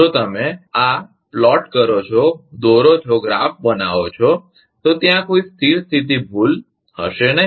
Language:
Gujarati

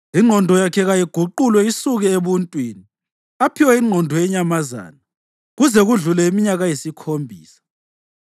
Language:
North Ndebele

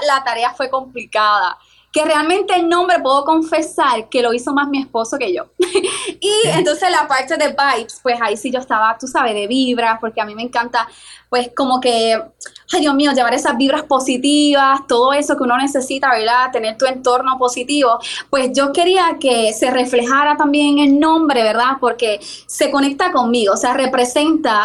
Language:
Spanish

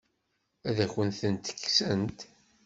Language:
Kabyle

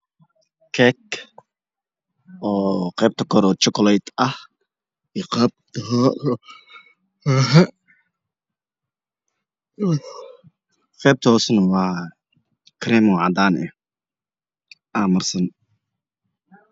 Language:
Somali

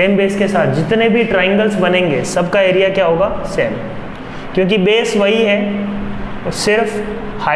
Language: Hindi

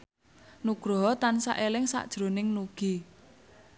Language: Javanese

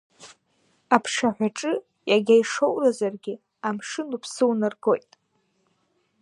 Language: Abkhazian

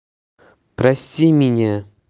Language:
Russian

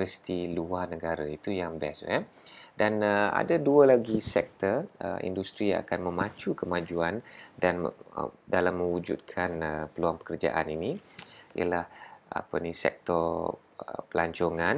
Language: Malay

